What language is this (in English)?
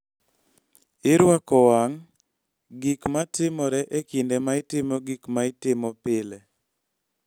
Luo (Kenya and Tanzania)